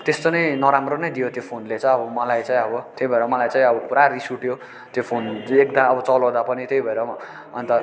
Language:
Nepali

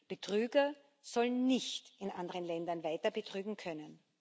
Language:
German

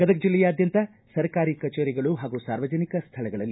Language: Kannada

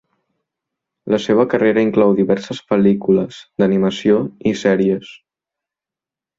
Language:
Catalan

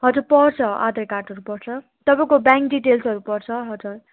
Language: Nepali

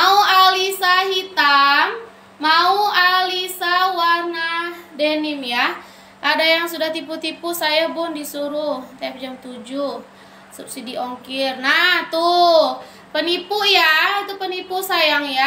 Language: Indonesian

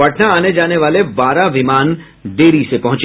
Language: Hindi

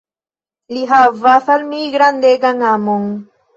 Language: Esperanto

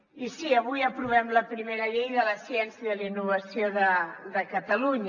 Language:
Catalan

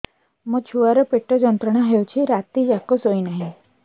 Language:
Odia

